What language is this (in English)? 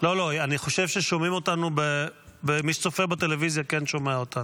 Hebrew